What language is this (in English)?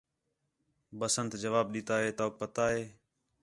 Khetrani